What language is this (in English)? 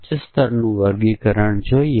Gujarati